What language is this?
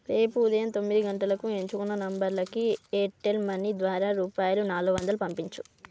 Telugu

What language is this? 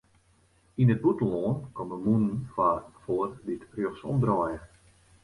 Western Frisian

